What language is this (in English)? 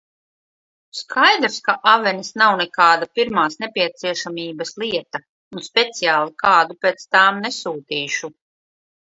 Latvian